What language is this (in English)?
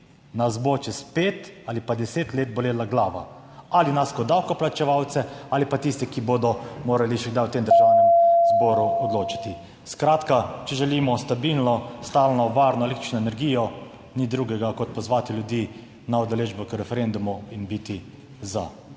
Slovenian